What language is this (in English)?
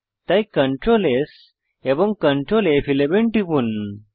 Bangla